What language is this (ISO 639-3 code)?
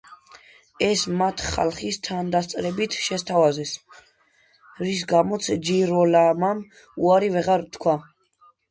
kat